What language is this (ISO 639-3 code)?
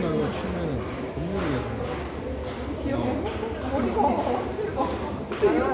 kor